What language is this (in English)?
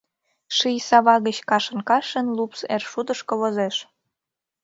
Mari